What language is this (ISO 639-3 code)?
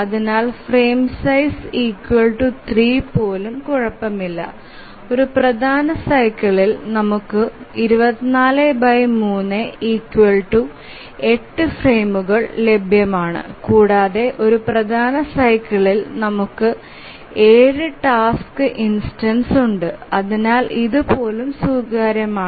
mal